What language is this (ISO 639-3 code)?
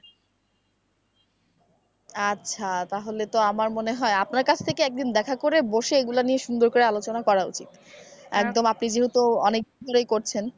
ben